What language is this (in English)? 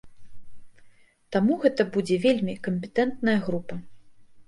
Belarusian